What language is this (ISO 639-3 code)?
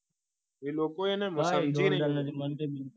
guj